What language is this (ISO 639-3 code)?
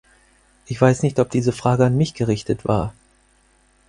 deu